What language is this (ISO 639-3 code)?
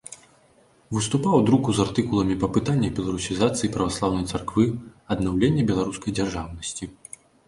bel